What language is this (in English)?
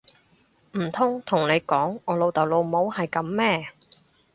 Cantonese